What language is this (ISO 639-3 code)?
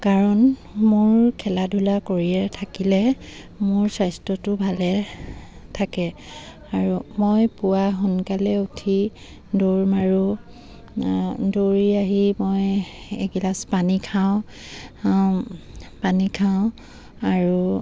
asm